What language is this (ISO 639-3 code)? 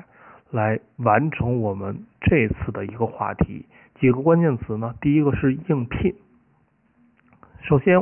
zho